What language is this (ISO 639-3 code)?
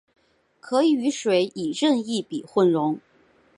zho